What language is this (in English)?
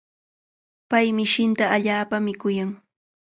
Cajatambo North Lima Quechua